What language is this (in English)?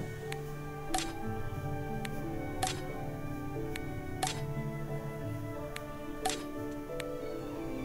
Indonesian